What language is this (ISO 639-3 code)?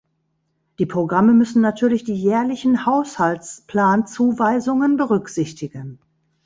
deu